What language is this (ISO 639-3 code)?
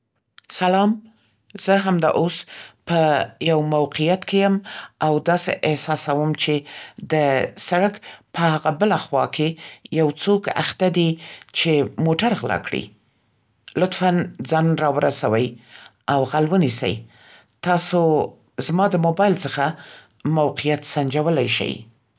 pst